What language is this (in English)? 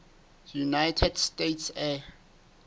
Southern Sotho